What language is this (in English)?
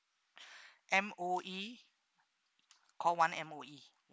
English